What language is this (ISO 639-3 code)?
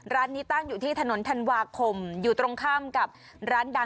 tha